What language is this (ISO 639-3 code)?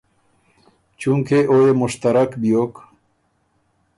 oru